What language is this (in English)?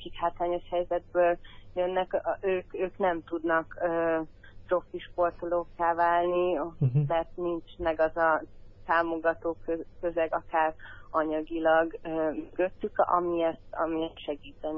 Hungarian